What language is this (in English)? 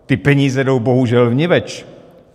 Czech